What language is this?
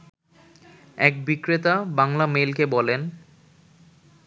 Bangla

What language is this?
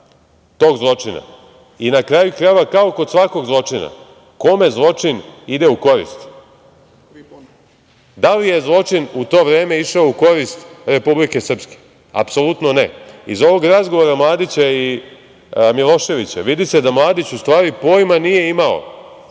Serbian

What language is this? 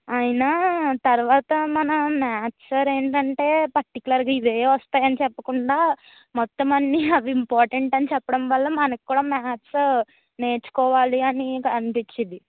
Telugu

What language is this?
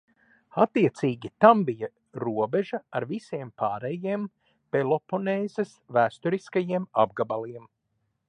Latvian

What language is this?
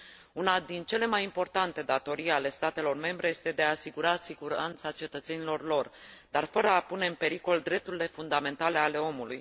Romanian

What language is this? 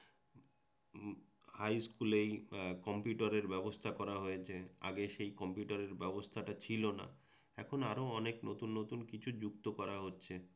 Bangla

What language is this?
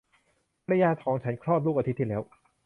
Thai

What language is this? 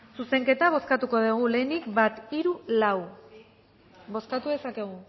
Basque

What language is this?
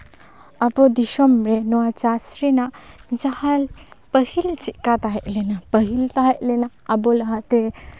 Santali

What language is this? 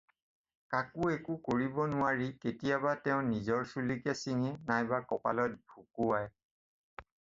Assamese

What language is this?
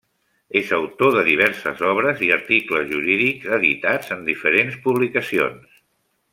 Catalan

